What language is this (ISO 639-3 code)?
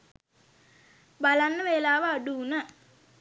sin